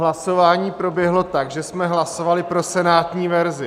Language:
Czech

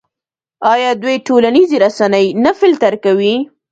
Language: Pashto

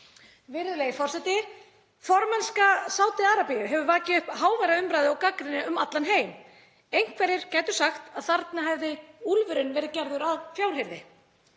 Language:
Icelandic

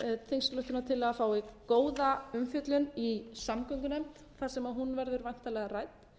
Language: Icelandic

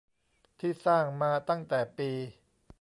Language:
Thai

